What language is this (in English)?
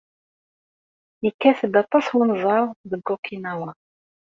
Kabyle